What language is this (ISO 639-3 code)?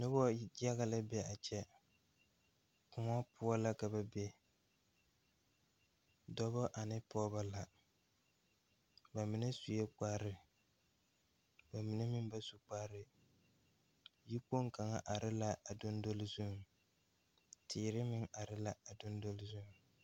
dga